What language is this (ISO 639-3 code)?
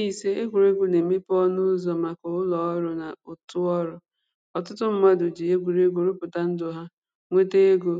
ibo